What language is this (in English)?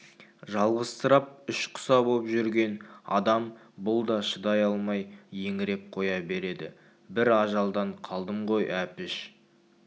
Kazakh